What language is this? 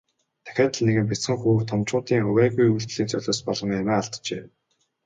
Mongolian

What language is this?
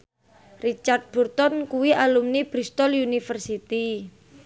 Javanese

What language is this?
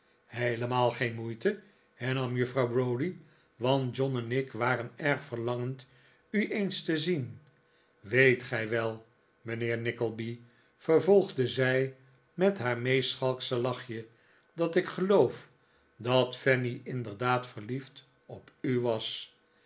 Dutch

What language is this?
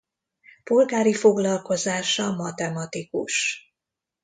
Hungarian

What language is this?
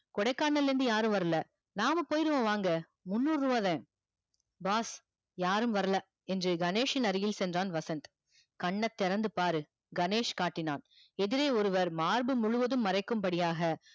Tamil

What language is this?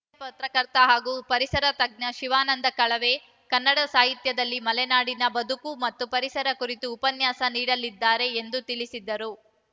Kannada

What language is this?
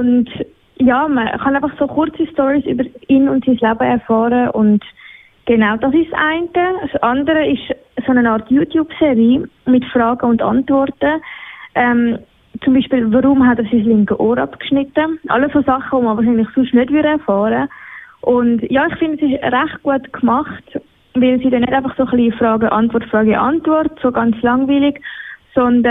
German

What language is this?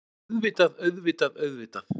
Icelandic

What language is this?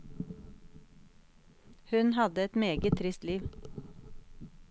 Norwegian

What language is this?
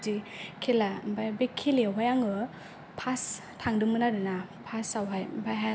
Bodo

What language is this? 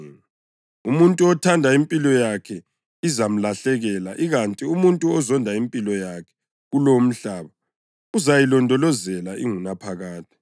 North Ndebele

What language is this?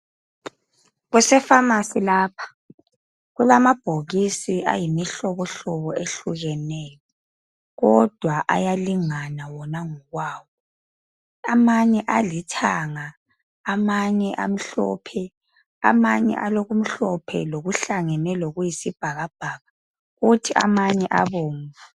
North Ndebele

